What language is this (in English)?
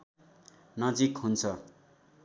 Nepali